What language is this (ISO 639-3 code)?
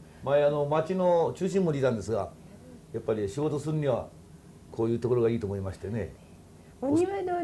jpn